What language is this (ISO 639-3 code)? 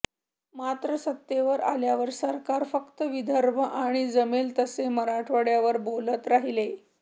mar